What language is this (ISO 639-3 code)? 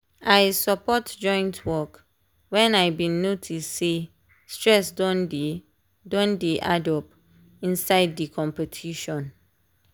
pcm